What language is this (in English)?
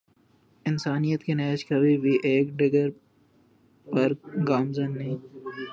Urdu